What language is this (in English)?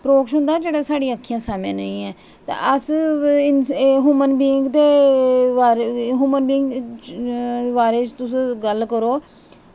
Dogri